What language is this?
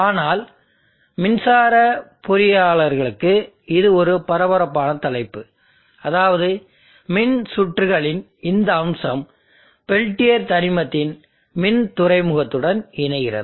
Tamil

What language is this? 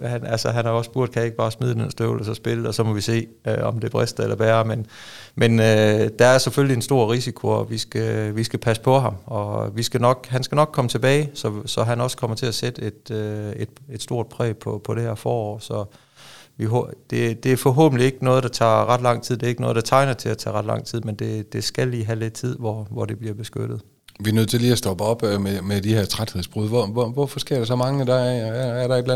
Danish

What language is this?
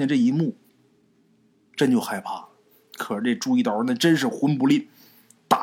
Chinese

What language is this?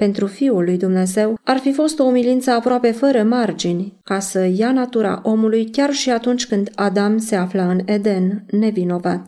Romanian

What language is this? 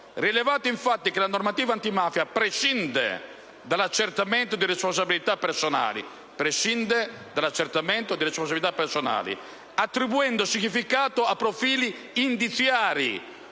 Italian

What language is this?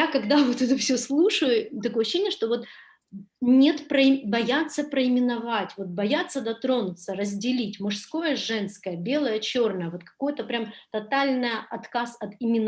Russian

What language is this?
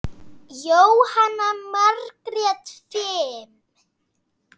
Icelandic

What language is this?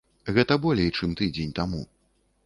Belarusian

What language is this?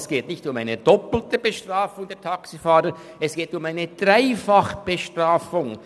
Swiss German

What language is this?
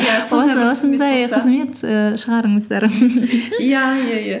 Kazakh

